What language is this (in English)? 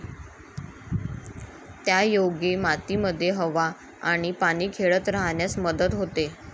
Marathi